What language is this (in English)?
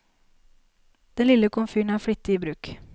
Norwegian